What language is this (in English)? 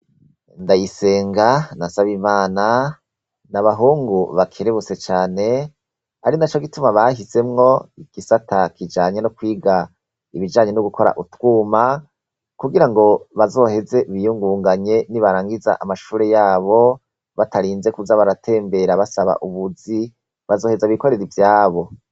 Rundi